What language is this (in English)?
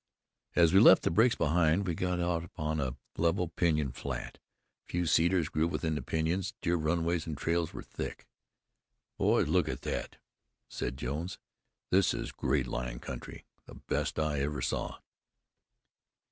English